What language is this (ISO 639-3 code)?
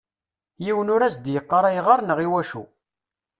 kab